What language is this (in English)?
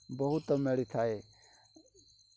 Odia